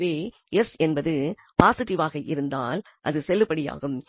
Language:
Tamil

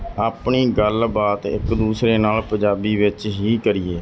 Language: Punjabi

